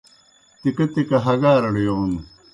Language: Kohistani Shina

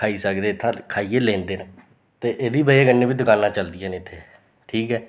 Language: Dogri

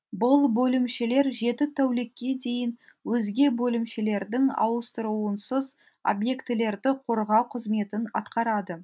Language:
Kazakh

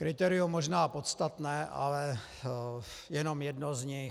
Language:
Czech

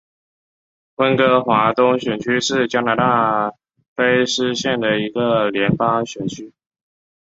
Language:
Chinese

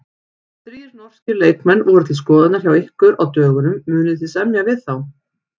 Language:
Icelandic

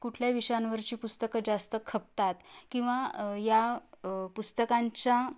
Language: Marathi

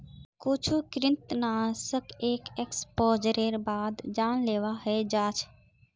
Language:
Magahi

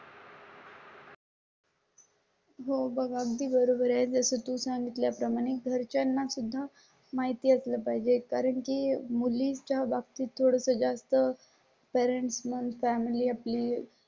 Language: Marathi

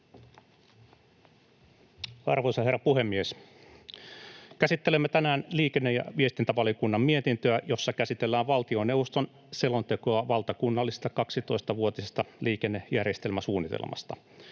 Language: Finnish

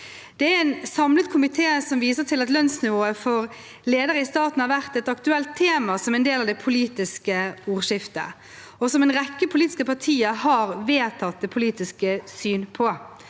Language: Norwegian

